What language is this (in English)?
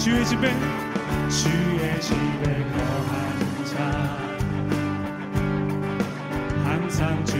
Korean